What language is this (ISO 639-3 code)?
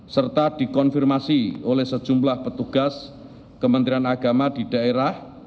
ind